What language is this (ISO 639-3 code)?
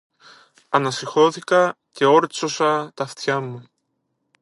ell